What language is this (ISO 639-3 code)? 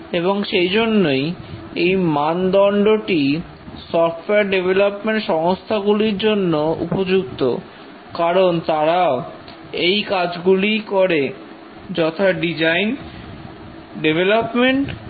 ben